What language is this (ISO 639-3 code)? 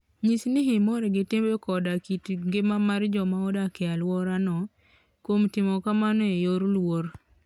luo